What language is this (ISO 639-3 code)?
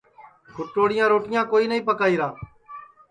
ssi